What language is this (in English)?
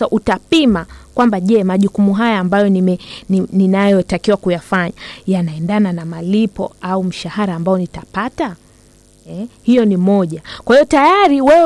Swahili